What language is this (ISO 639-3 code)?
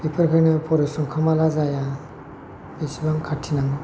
brx